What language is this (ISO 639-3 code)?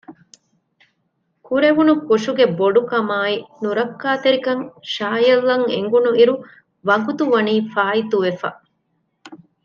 div